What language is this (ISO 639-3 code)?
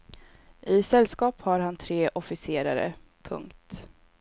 swe